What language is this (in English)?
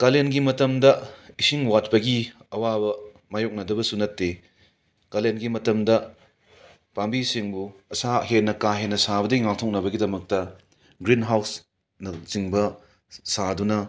Manipuri